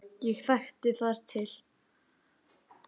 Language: Icelandic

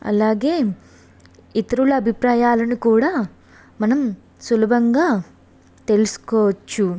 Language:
Telugu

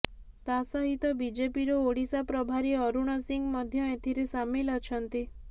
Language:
Odia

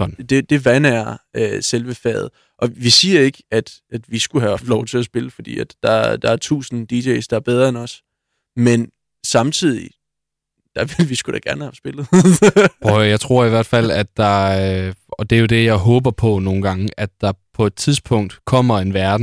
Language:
Danish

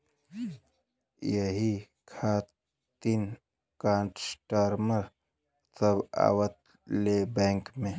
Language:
Bhojpuri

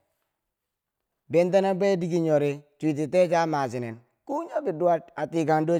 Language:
Bangwinji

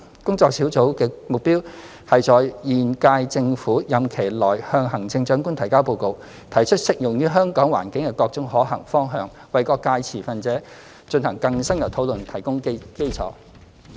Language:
Cantonese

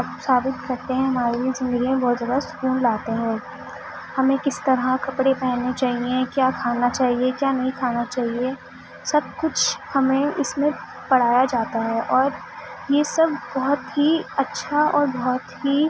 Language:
Urdu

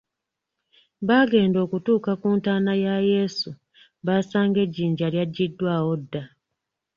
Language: Ganda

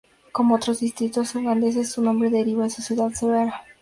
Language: Spanish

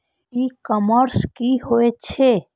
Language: Maithili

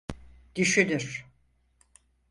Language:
Turkish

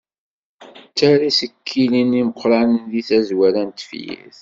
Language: Kabyle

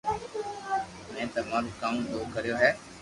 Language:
Loarki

